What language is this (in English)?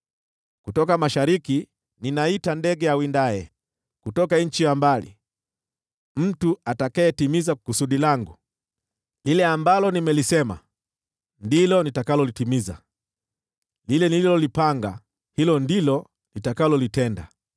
Swahili